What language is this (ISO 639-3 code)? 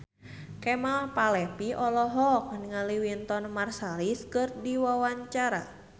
sun